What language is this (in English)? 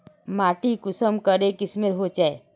Magahi